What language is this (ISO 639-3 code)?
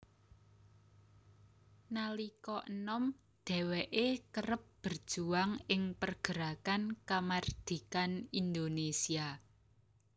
jav